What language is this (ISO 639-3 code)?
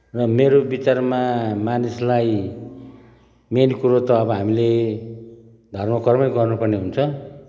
nep